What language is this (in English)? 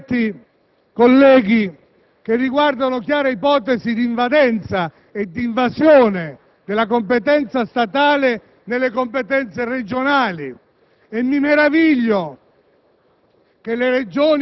Italian